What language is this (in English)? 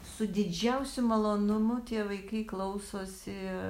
Lithuanian